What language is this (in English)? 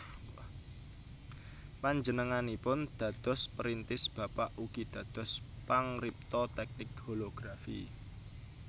Javanese